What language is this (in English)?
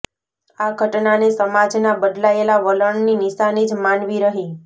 Gujarati